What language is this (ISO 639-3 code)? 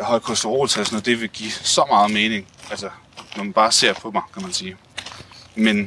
dan